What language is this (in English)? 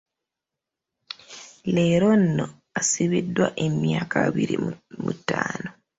Ganda